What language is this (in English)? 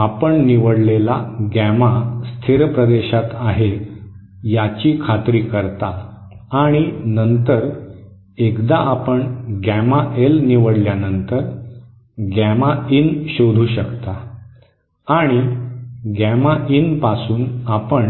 Marathi